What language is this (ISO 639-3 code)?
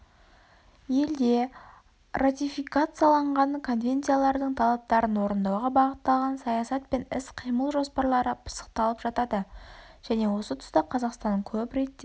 kaz